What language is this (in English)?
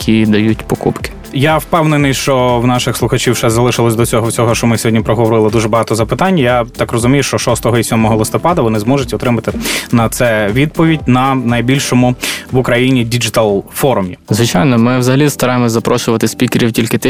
Ukrainian